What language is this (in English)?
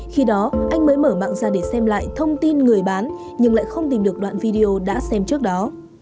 Vietnamese